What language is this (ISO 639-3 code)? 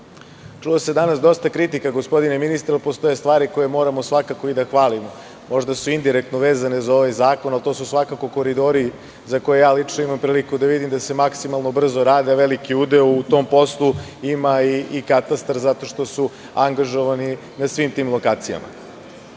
srp